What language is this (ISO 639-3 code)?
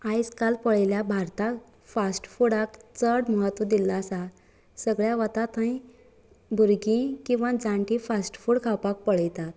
kok